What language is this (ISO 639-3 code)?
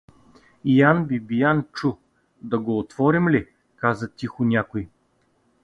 bul